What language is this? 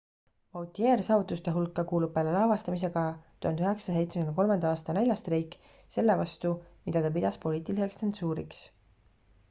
Estonian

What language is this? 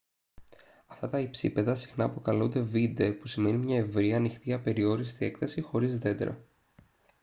Greek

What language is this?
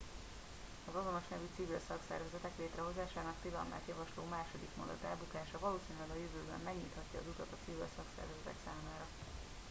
Hungarian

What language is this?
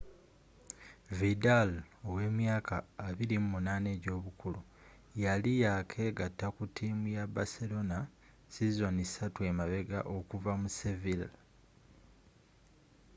Ganda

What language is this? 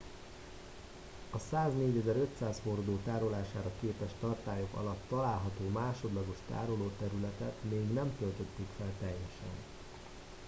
Hungarian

